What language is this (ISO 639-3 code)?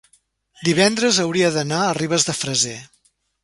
cat